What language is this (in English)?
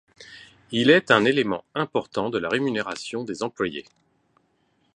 French